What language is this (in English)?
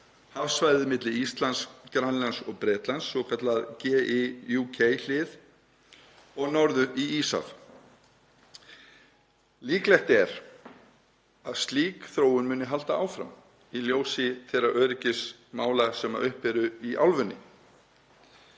Icelandic